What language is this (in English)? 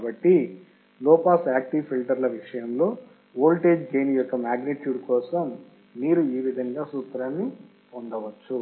Telugu